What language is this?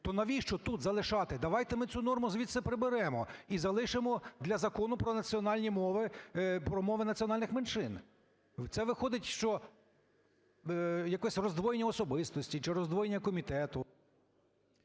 Ukrainian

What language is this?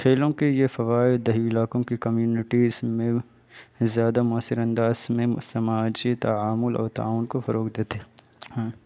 Urdu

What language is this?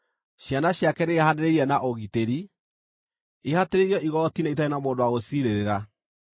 Kikuyu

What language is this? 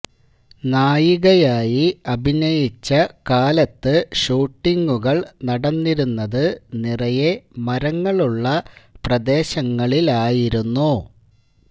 Malayalam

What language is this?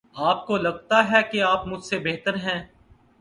Urdu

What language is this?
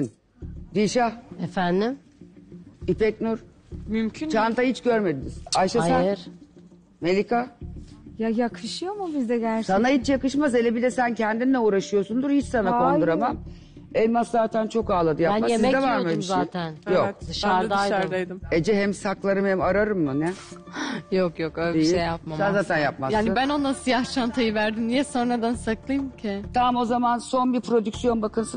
Turkish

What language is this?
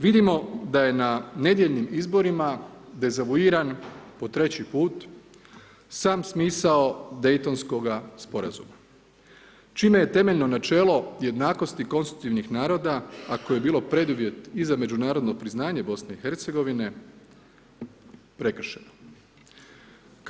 Croatian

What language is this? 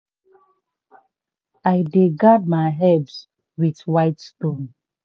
Nigerian Pidgin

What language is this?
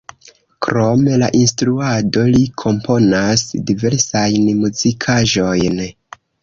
Esperanto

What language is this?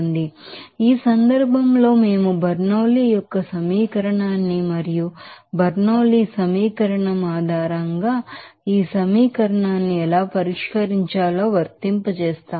Telugu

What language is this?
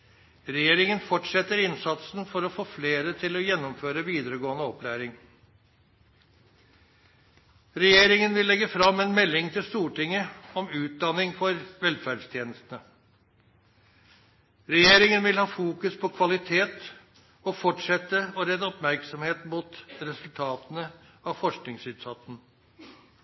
Norwegian Nynorsk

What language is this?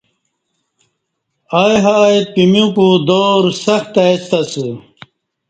Kati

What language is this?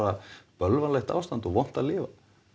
Icelandic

